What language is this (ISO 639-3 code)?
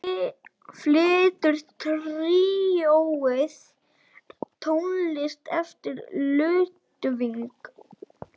isl